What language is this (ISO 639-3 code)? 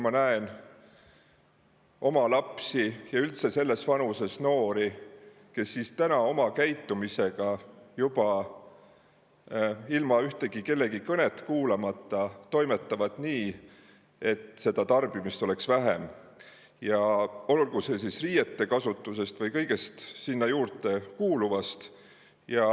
est